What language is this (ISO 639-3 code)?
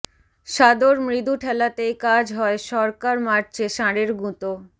ben